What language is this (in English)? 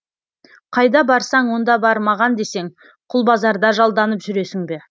Kazakh